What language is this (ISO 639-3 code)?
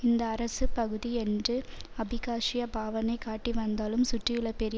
tam